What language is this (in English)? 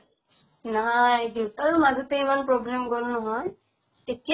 Assamese